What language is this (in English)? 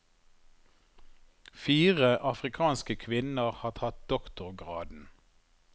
Norwegian